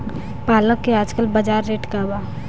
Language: Bhojpuri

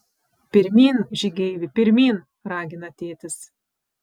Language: Lithuanian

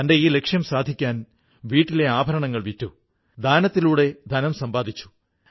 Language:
Malayalam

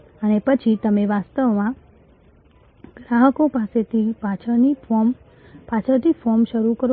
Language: Gujarati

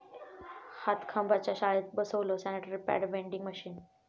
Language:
Marathi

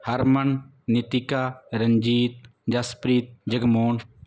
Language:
Punjabi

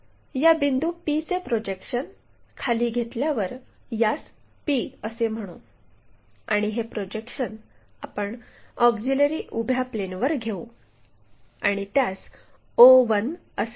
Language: Marathi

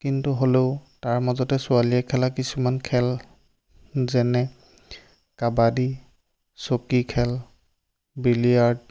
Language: Assamese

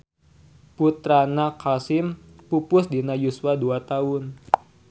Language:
Sundanese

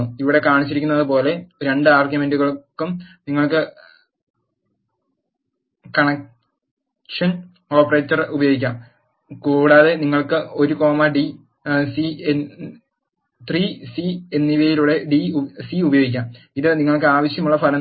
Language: Malayalam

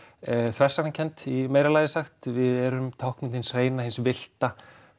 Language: Icelandic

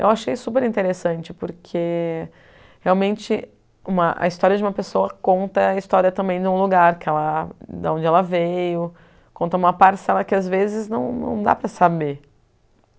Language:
Portuguese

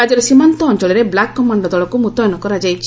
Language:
Odia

